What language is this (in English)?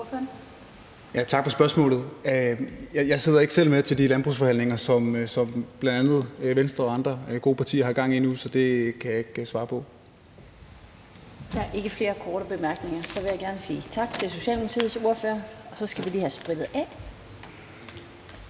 Danish